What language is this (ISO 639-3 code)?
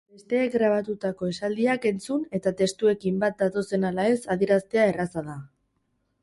eus